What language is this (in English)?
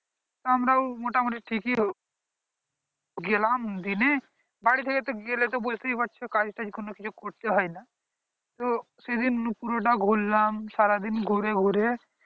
Bangla